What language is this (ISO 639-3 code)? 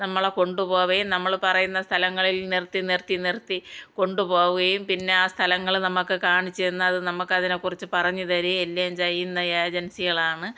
mal